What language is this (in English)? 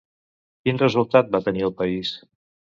Catalan